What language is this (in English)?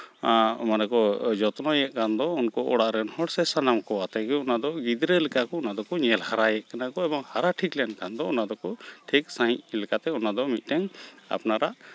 Santali